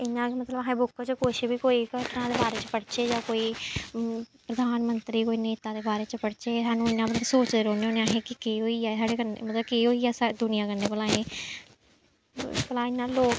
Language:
Dogri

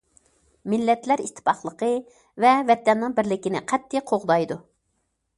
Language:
Uyghur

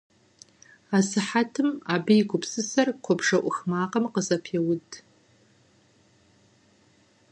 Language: Kabardian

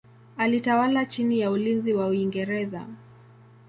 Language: Swahili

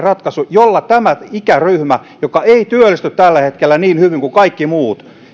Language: Finnish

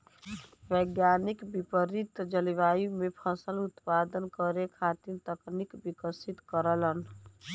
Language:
Bhojpuri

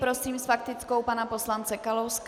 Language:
Czech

